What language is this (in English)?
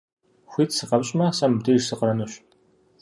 Kabardian